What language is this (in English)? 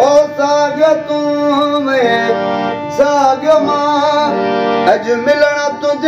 Arabic